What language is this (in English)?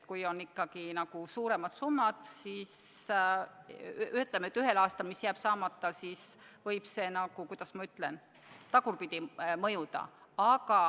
Estonian